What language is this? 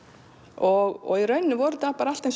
Icelandic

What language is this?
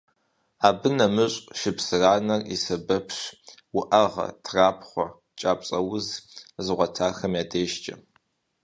Kabardian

